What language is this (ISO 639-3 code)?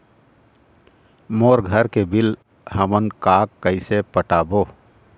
hne